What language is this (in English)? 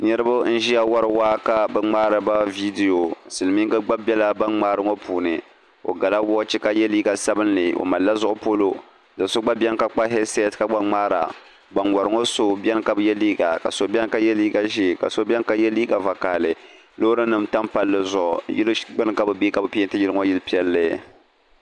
Dagbani